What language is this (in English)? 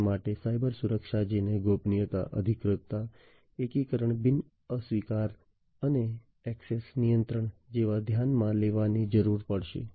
Gujarati